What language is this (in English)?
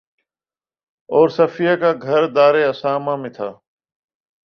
Urdu